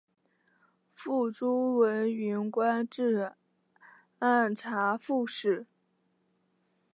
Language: Chinese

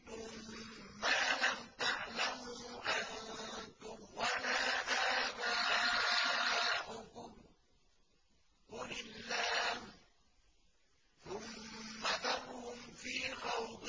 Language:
Arabic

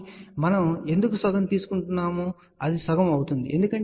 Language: Telugu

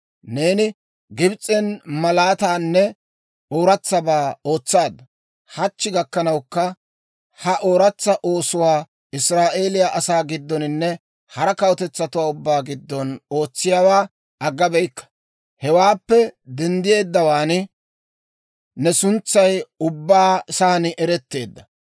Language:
Dawro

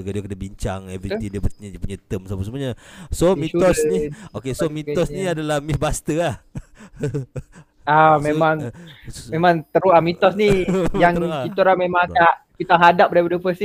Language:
Malay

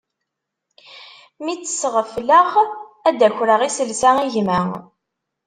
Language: Kabyle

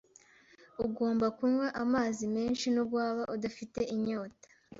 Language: Kinyarwanda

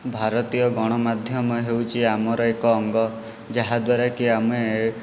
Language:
Odia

